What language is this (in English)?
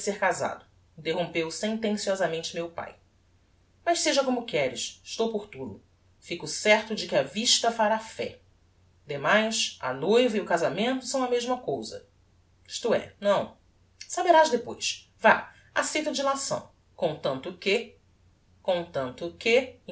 Portuguese